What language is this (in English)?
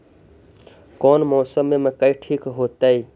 Magahi